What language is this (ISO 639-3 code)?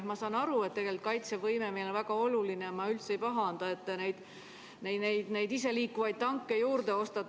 est